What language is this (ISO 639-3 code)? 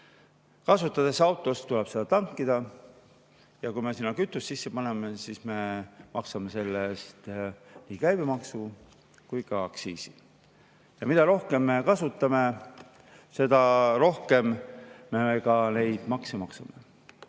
est